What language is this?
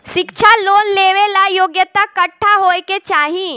Bhojpuri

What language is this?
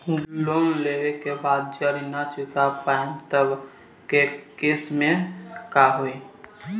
Bhojpuri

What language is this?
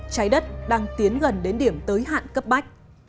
Vietnamese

